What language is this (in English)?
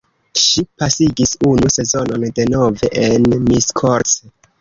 Esperanto